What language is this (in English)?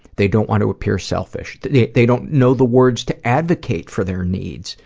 English